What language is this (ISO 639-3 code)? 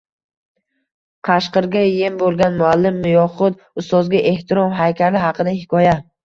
uzb